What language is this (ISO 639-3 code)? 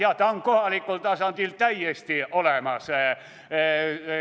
est